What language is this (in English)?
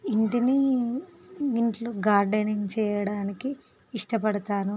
Telugu